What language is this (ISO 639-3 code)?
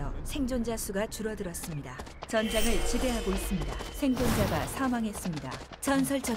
kor